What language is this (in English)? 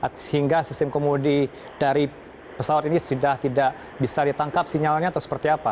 Indonesian